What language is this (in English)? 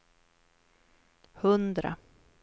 Swedish